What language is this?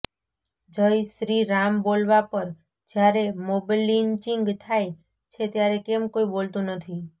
Gujarati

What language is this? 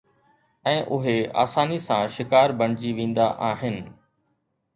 Sindhi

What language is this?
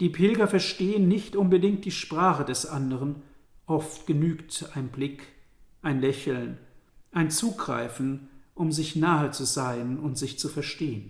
German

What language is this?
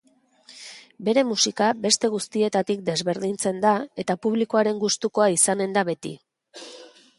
Basque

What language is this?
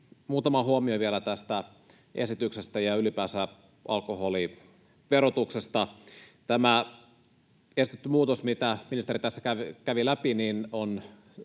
Finnish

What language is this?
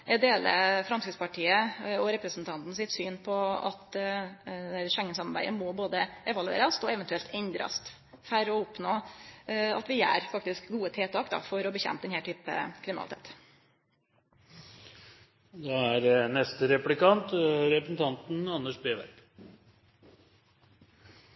Norwegian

